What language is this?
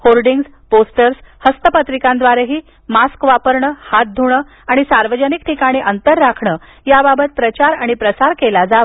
Marathi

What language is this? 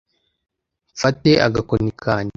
Kinyarwanda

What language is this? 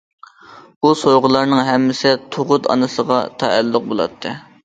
Uyghur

